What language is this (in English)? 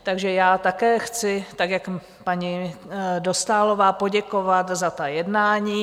Czech